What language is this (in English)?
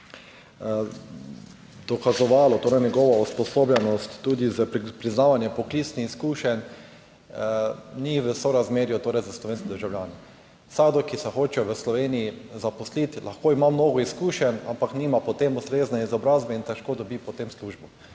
Slovenian